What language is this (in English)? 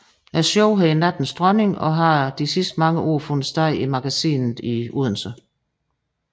Danish